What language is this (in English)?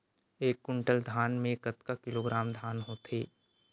Chhattisgarhi